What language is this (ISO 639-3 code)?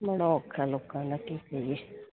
pan